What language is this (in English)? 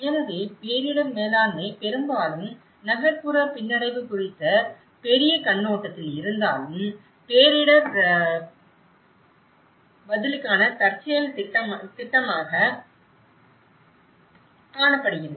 Tamil